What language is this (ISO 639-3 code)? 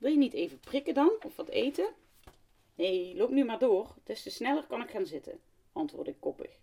nld